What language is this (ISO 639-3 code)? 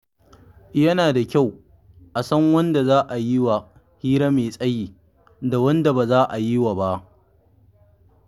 hau